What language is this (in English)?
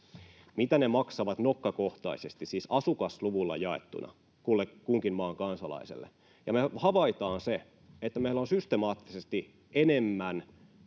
Finnish